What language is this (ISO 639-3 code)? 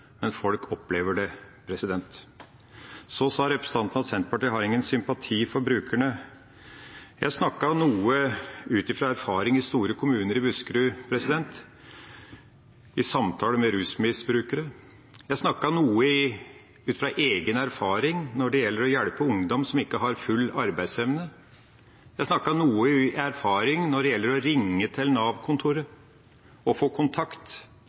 nob